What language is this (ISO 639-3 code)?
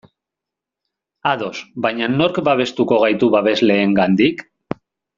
eus